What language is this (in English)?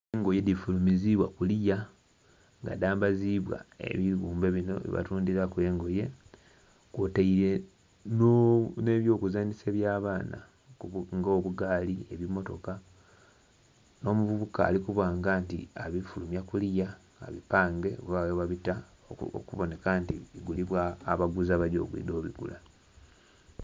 Soga